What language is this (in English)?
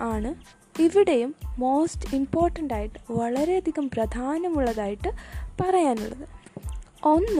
Malayalam